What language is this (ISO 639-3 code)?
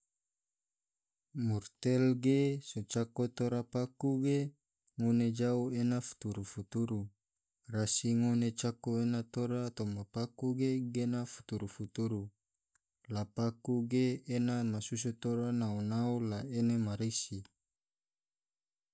tvo